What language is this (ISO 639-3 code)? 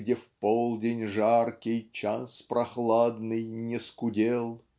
rus